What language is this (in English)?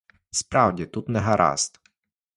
Ukrainian